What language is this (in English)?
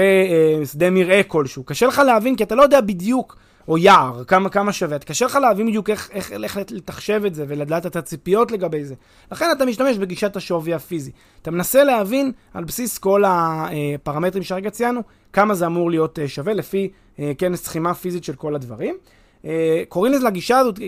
Hebrew